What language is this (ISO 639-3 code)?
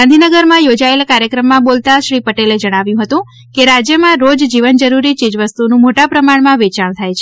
guj